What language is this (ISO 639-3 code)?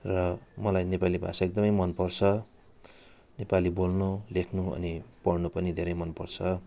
nep